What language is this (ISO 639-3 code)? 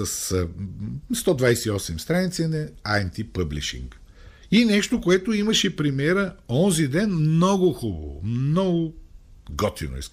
bul